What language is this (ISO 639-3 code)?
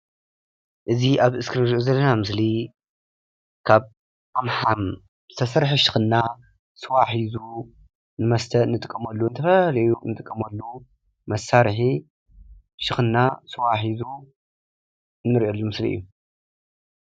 tir